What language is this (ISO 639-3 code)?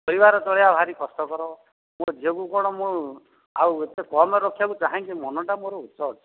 ori